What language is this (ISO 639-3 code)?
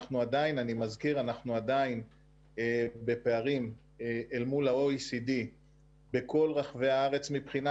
heb